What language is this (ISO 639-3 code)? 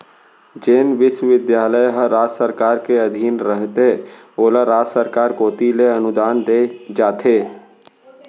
hne